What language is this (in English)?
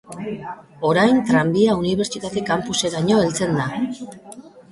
Basque